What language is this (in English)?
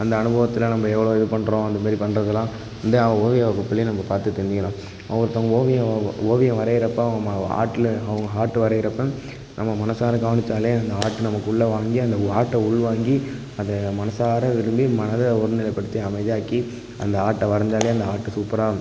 Tamil